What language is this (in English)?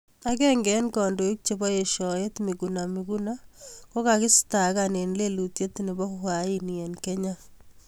Kalenjin